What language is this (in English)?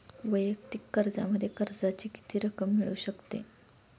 Marathi